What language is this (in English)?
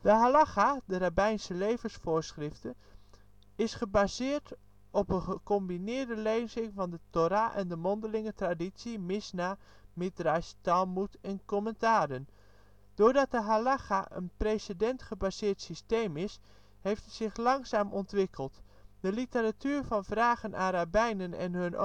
Dutch